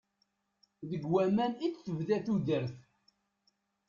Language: Kabyle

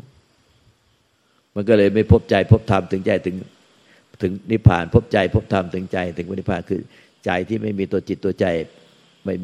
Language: Thai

